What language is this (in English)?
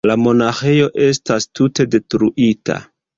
Esperanto